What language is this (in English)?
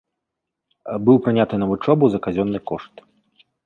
Belarusian